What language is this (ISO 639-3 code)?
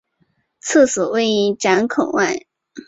zho